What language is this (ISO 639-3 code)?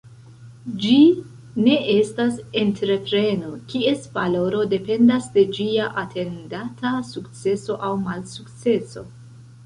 epo